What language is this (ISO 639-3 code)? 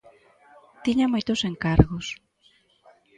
glg